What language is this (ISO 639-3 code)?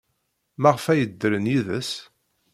kab